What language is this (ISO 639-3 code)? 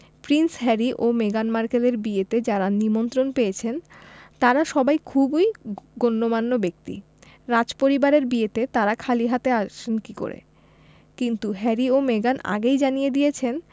ben